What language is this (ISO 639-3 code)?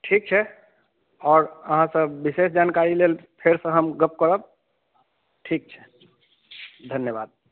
mai